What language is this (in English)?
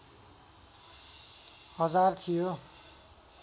Nepali